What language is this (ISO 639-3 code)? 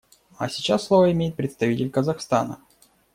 rus